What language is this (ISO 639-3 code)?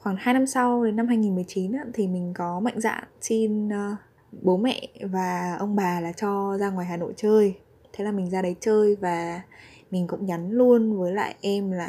vie